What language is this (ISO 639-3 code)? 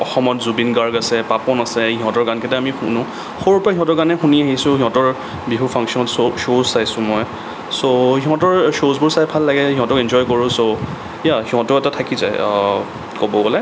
asm